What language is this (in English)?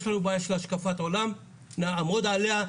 Hebrew